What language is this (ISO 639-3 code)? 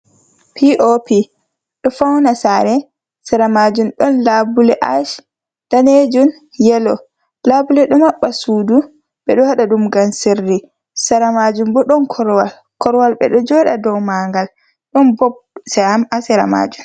ful